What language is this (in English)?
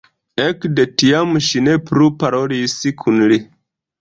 Esperanto